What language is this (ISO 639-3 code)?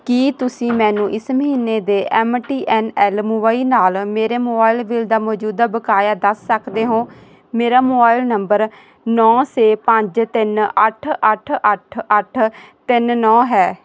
pan